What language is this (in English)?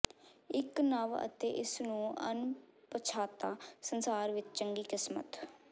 Punjabi